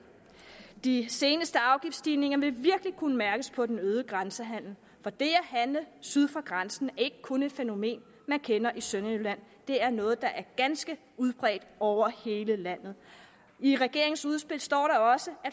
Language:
Danish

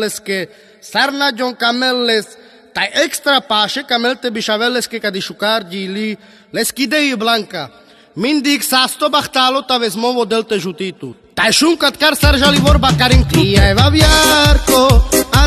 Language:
Romanian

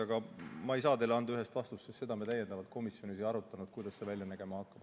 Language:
Estonian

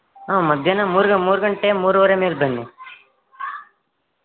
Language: Kannada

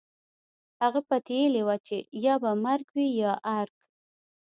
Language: Pashto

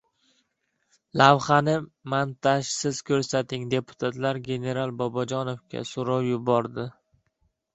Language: Uzbek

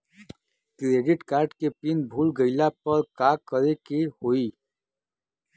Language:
Bhojpuri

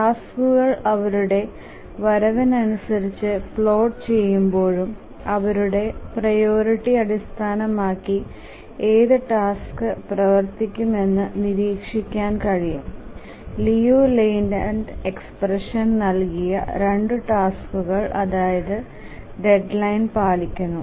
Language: Malayalam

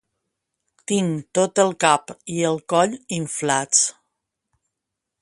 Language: Catalan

